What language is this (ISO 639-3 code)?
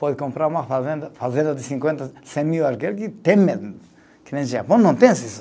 por